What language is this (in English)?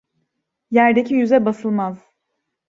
Turkish